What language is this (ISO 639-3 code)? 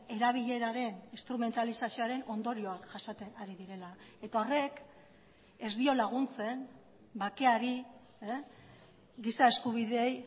eus